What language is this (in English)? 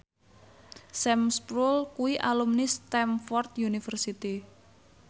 Javanese